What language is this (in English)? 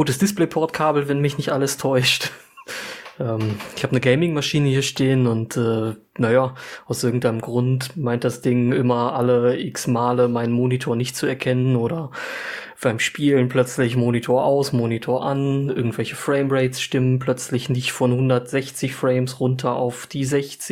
German